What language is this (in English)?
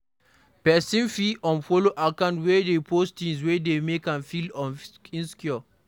Nigerian Pidgin